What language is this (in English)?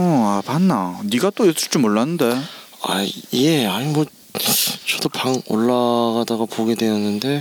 Korean